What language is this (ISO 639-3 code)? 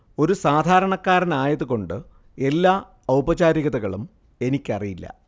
mal